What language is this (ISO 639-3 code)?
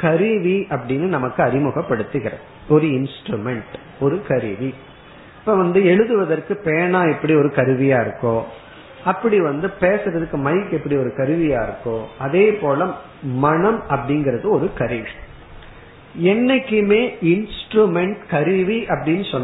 tam